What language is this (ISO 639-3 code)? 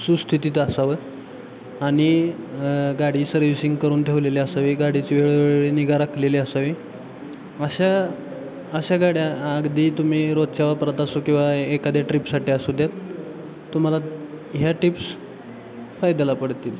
mar